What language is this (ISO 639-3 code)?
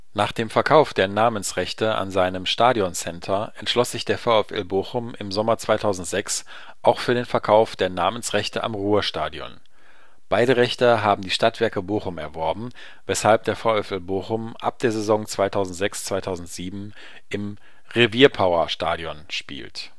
deu